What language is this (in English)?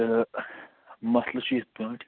Kashmiri